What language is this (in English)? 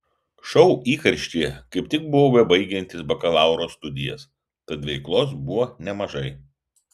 Lithuanian